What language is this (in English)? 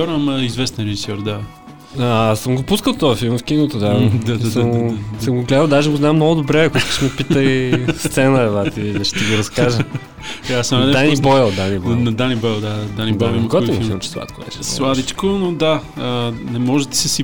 Bulgarian